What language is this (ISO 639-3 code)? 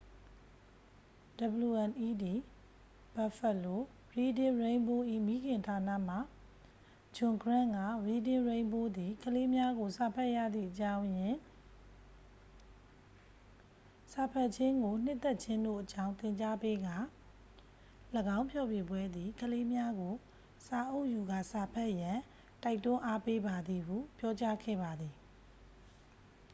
mya